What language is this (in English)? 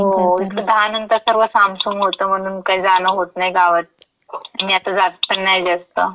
Marathi